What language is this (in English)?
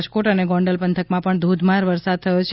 Gujarati